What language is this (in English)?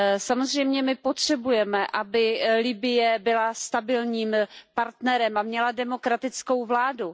Czech